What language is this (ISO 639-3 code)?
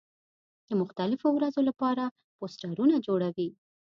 pus